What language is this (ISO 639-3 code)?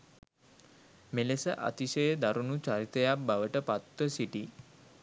sin